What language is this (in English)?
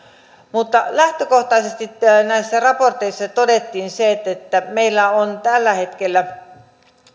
Finnish